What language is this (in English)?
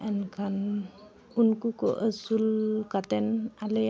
Santali